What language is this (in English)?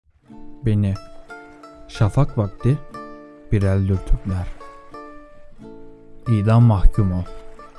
Turkish